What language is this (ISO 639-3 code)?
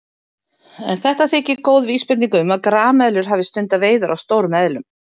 isl